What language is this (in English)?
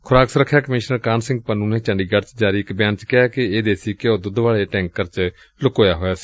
Punjabi